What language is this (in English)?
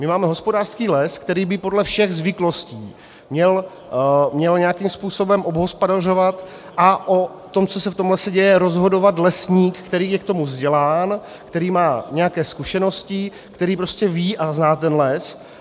Czech